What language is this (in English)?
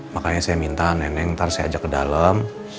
Indonesian